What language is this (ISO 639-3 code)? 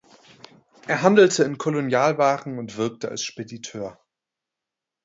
deu